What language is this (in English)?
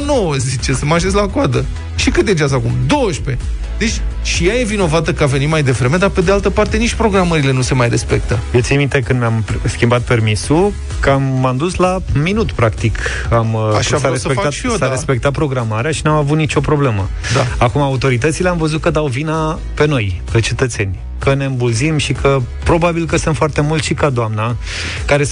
Romanian